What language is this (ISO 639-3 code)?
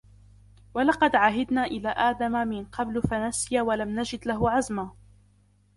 ara